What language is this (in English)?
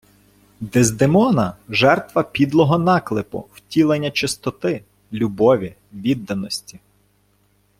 Ukrainian